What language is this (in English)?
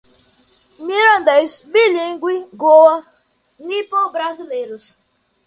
Portuguese